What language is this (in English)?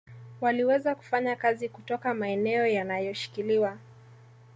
Swahili